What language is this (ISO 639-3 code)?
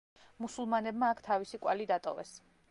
kat